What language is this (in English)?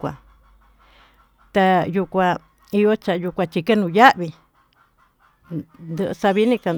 Tututepec Mixtec